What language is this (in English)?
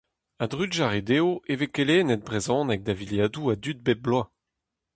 Breton